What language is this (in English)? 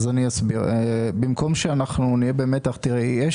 Hebrew